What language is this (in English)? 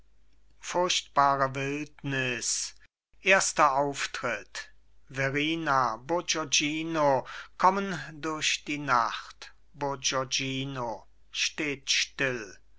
German